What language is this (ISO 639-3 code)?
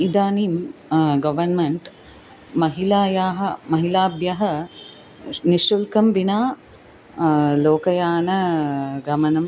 san